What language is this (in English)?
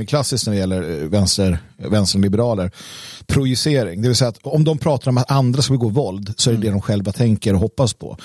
Swedish